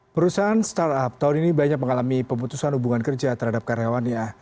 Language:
Indonesian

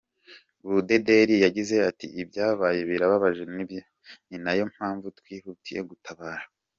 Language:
Kinyarwanda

